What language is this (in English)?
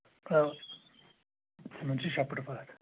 Kashmiri